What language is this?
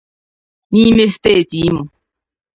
Igbo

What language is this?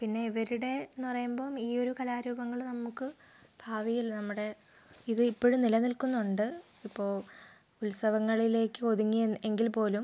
Malayalam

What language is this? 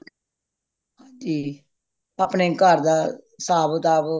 Punjabi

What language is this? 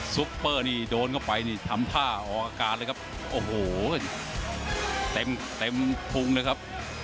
Thai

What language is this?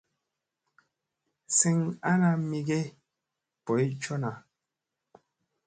Musey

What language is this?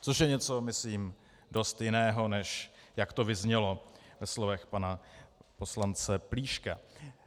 Czech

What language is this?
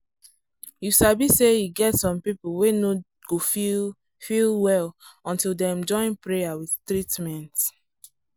Nigerian Pidgin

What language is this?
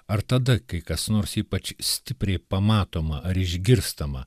Lithuanian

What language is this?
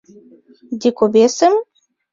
Mari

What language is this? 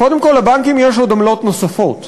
Hebrew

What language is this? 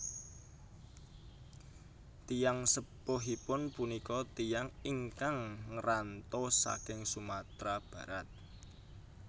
Javanese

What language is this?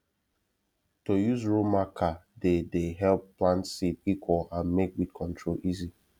Nigerian Pidgin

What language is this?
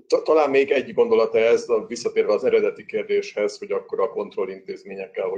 Hungarian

